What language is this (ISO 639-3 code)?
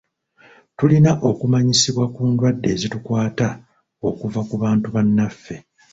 lug